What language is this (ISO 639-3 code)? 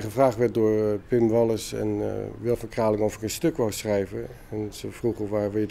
nld